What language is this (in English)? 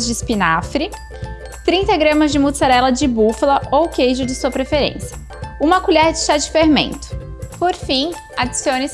Portuguese